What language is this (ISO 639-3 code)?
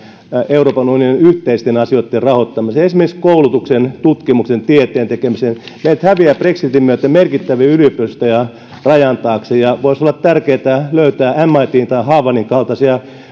fin